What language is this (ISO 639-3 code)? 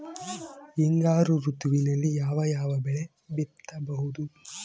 kan